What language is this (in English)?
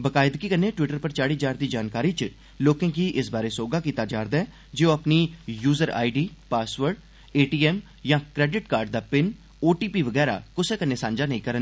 Dogri